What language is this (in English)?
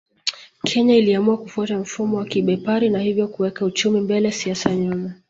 Swahili